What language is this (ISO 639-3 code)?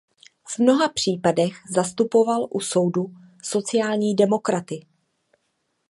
ces